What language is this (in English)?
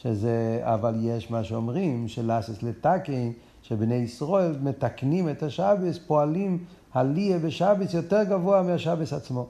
Hebrew